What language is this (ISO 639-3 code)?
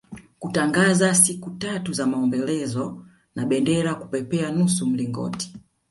swa